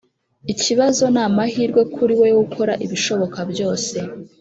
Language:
Kinyarwanda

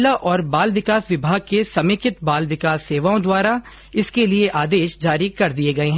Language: Hindi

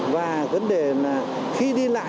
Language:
Vietnamese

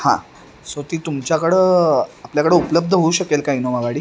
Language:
Marathi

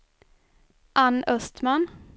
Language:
Swedish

